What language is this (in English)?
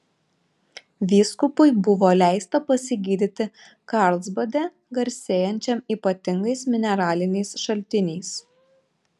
Lithuanian